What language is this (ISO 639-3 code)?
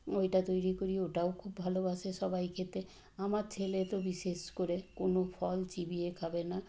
ben